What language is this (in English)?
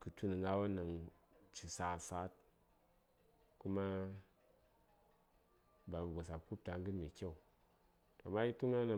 Saya